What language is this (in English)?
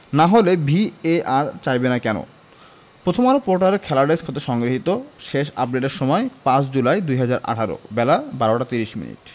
Bangla